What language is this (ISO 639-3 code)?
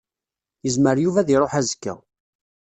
kab